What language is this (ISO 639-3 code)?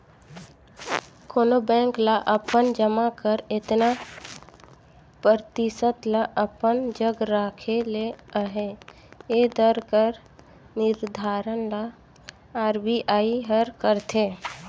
hne